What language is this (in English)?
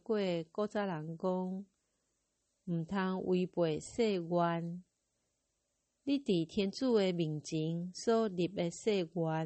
Chinese